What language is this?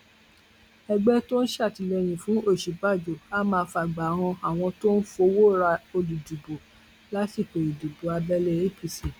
Yoruba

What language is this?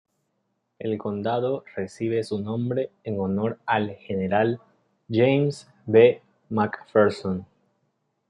Spanish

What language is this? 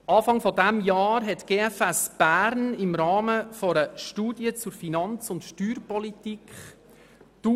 Swiss German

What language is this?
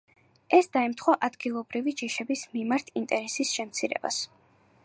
Georgian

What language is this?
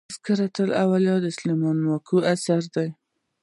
Pashto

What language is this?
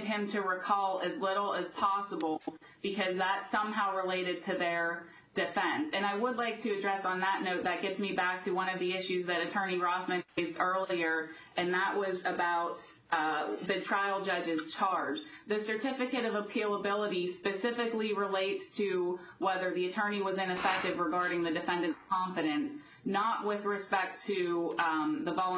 English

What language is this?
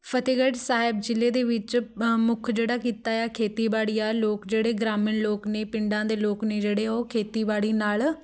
Punjabi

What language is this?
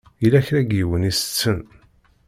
Kabyle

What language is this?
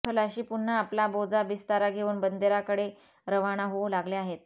Marathi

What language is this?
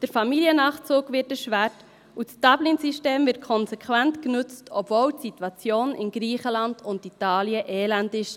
Swiss German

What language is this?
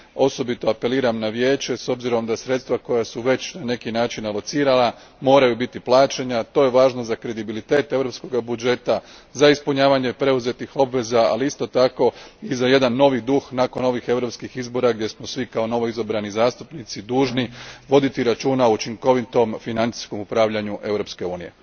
Croatian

